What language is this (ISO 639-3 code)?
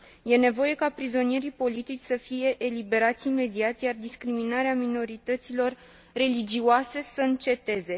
ron